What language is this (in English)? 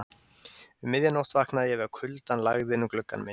Icelandic